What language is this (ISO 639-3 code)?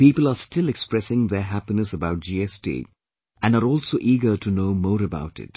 eng